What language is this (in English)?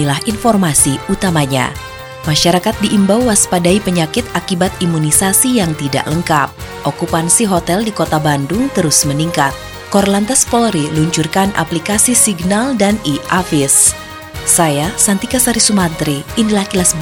Indonesian